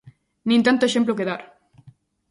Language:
Galician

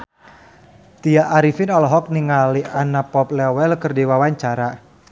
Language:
Sundanese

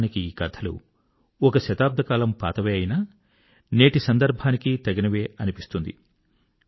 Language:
Telugu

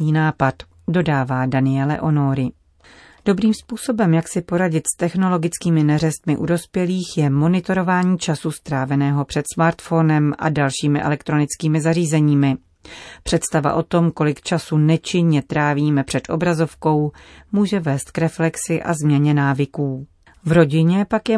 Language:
Czech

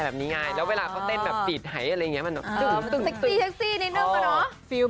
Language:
Thai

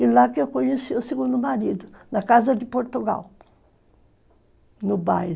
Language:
Portuguese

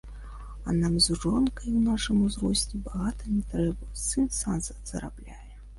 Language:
Belarusian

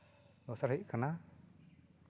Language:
Santali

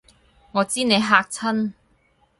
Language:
Cantonese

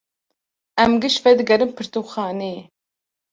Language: Kurdish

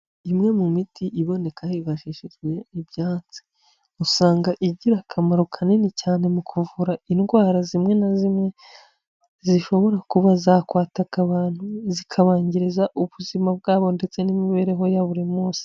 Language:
Kinyarwanda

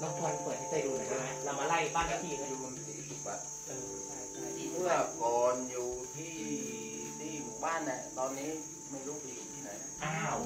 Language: Thai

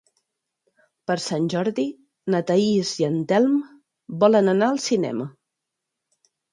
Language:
Catalan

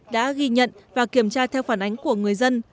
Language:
Vietnamese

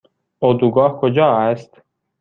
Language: Persian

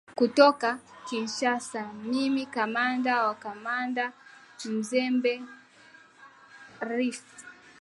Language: Swahili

